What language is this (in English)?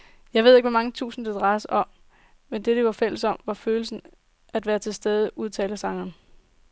Danish